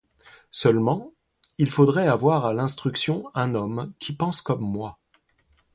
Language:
French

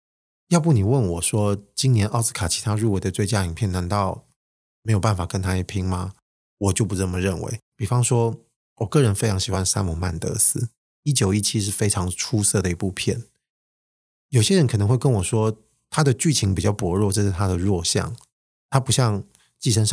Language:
Chinese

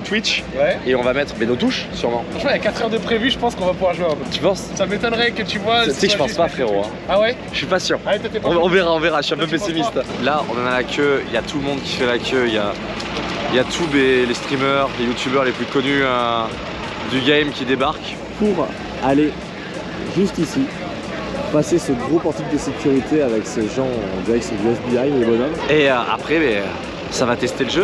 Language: French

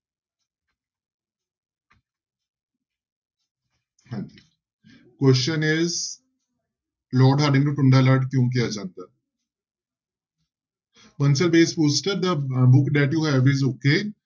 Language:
Punjabi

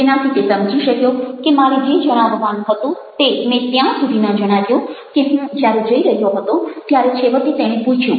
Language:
Gujarati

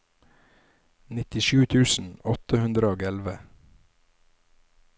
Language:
Norwegian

